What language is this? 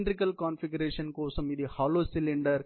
Telugu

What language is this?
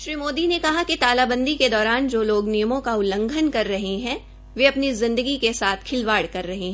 Hindi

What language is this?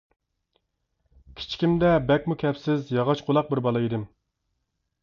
Uyghur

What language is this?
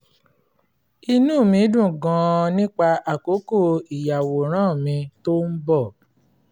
Yoruba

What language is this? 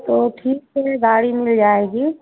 Hindi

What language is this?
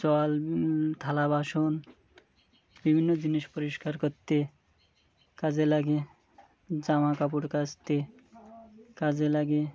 Bangla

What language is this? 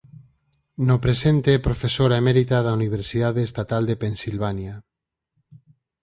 Galician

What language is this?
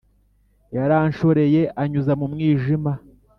Kinyarwanda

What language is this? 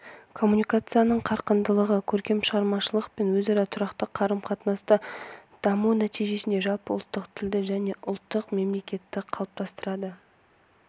Kazakh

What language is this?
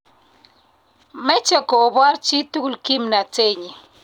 Kalenjin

